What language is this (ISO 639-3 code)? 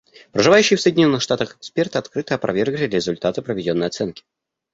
rus